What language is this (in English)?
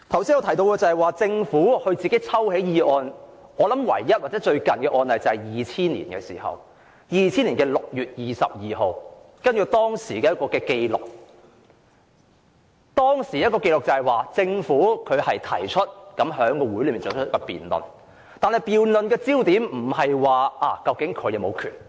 Cantonese